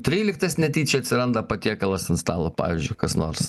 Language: Lithuanian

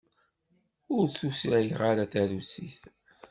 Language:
Kabyle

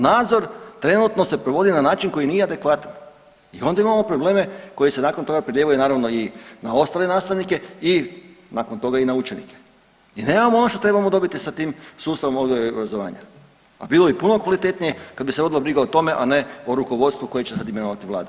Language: Croatian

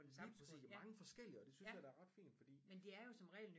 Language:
Danish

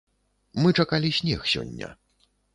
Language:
Belarusian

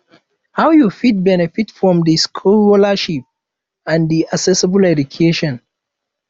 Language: Nigerian Pidgin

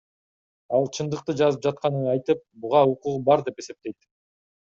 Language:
Kyrgyz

